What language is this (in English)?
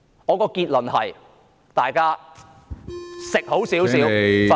Cantonese